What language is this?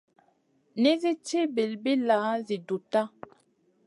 Masana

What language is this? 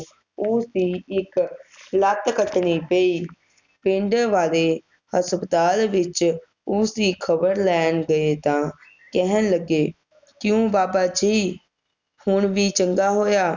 Punjabi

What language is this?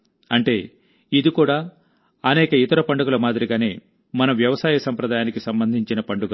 Telugu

